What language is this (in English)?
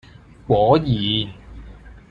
Cantonese